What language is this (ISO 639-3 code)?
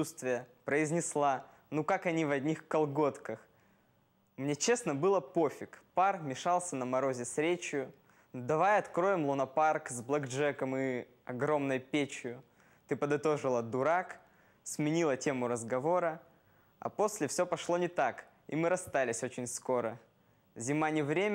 rus